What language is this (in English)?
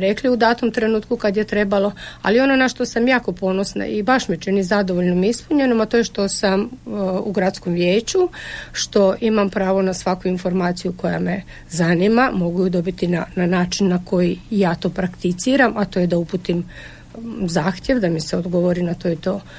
Croatian